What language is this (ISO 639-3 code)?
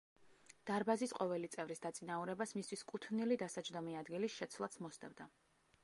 kat